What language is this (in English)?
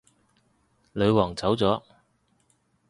Cantonese